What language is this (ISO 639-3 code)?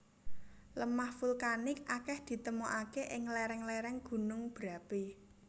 jav